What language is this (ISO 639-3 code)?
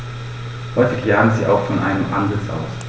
deu